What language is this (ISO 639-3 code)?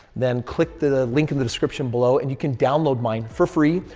eng